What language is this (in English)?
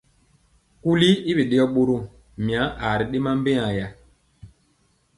Mpiemo